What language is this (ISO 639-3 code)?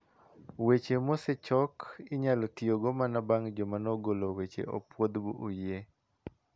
luo